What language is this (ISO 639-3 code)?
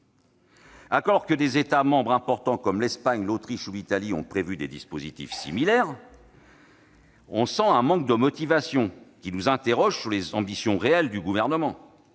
fra